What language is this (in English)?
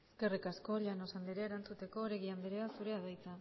Basque